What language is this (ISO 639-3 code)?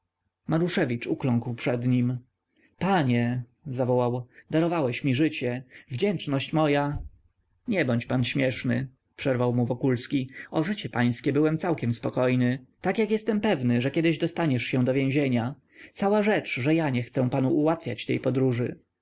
pol